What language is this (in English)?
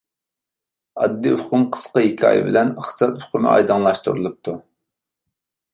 Uyghur